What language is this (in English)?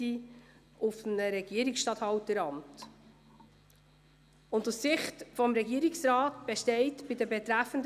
Swiss German